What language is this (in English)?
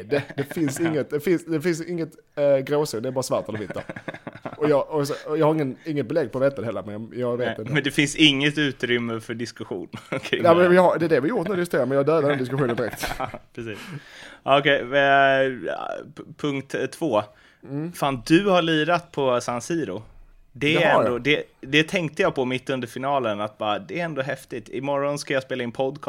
Swedish